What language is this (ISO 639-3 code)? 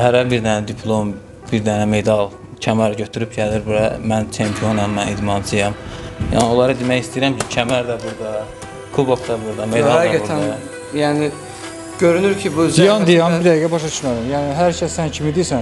tur